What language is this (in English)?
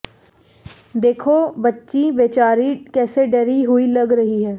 Hindi